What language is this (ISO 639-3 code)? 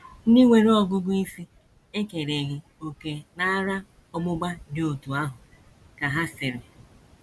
ibo